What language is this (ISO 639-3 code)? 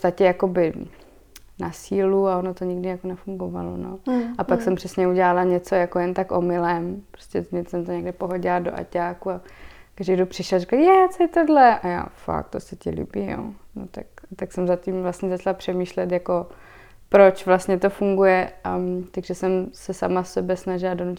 ces